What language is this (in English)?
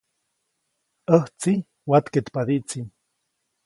Copainalá Zoque